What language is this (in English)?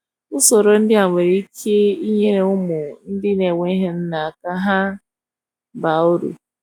Igbo